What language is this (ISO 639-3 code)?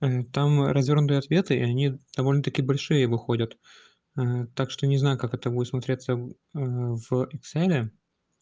rus